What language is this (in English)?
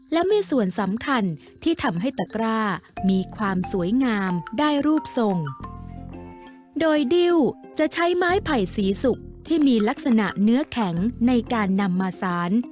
Thai